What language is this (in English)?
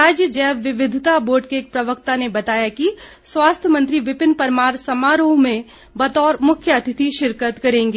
Hindi